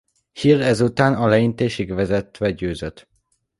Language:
Hungarian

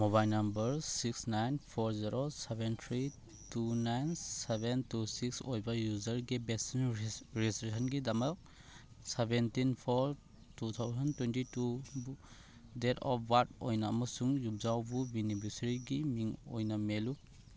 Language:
Manipuri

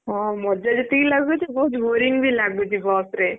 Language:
Odia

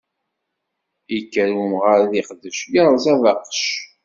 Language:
Kabyle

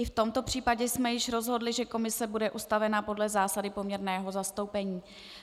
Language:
Czech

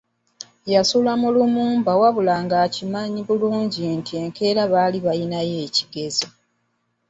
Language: Ganda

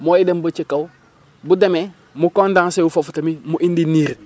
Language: Wolof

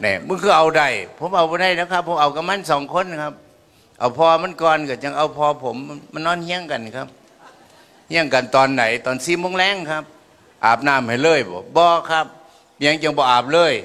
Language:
Thai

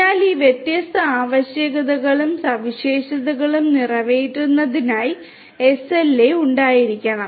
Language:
Malayalam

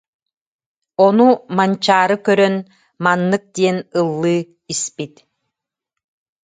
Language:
Yakut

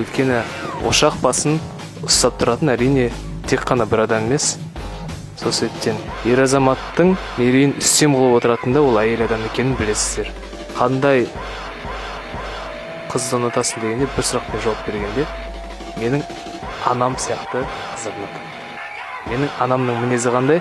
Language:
Turkish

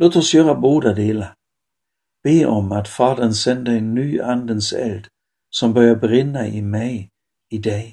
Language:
Swedish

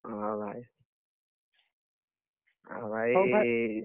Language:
Odia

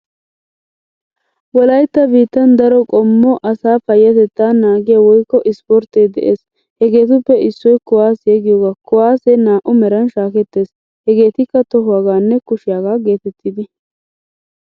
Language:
Wolaytta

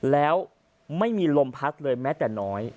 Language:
Thai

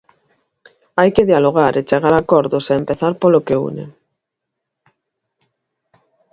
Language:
Galician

